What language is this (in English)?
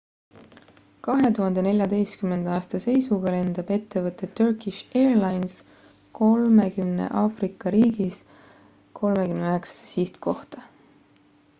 Estonian